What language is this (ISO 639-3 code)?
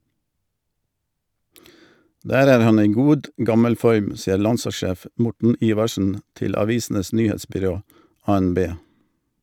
nor